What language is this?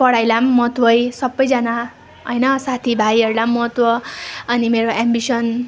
Nepali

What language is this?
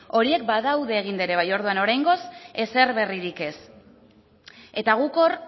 Basque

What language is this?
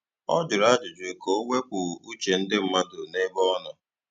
Igbo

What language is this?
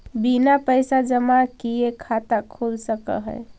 Magahi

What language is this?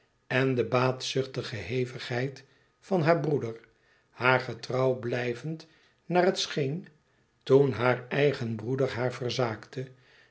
Dutch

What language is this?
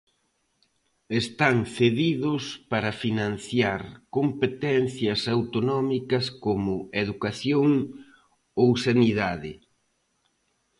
Galician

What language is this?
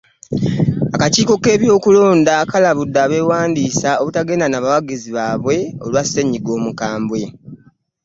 Ganda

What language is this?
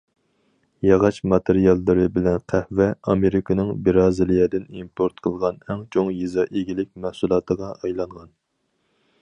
Uyghur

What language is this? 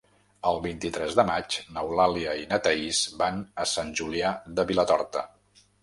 Catalan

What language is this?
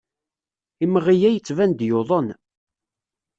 Kabyle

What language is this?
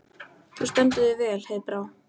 Icelandic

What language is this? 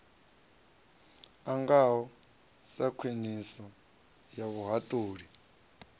Venda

